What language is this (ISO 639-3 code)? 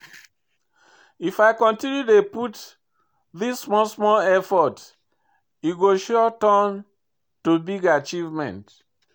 pcm